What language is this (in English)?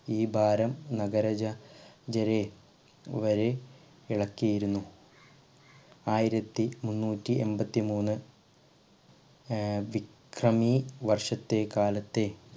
Malayalam